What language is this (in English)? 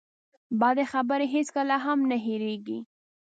Pashto